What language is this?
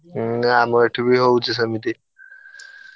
Odia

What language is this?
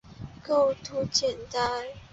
Chinese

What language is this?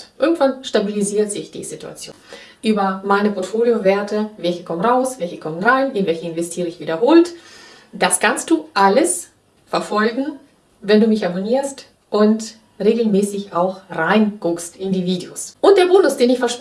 German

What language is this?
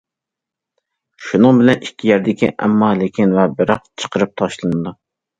Uyghur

